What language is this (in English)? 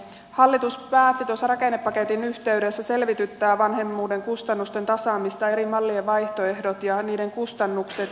Finnish